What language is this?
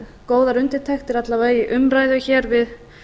Icelandic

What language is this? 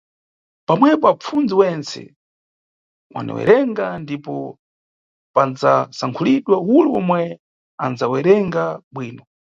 Nyungwe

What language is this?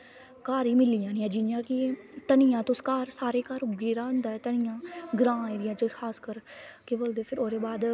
Dogri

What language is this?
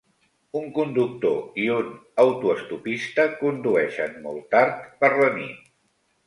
Catalan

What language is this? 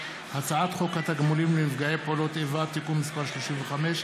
Hebrew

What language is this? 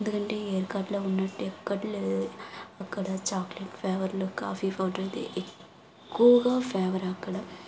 Telugu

